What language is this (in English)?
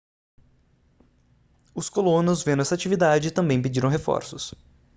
Portuguese